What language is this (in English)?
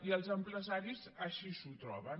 Catalan